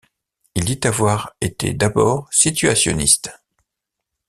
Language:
French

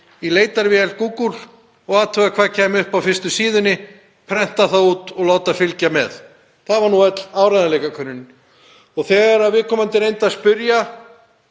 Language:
Icelandic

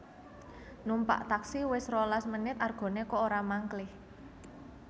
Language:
Javanese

